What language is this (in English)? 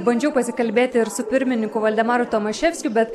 Lithuanian